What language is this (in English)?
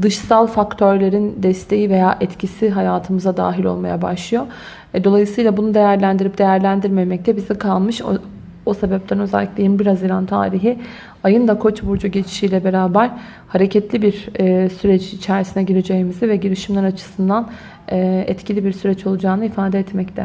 Turkish